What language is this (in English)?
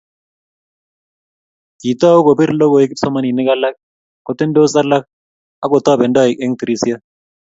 Kalenjin